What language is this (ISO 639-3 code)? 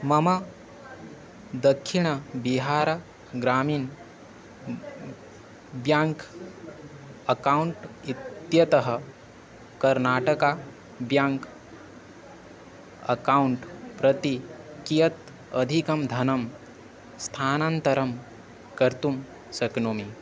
san